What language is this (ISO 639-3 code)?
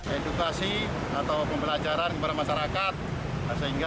ind